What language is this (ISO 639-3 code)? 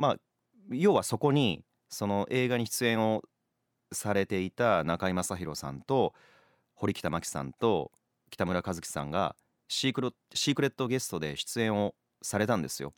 jpn